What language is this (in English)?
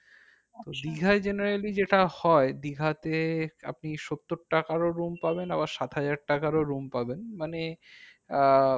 Bangla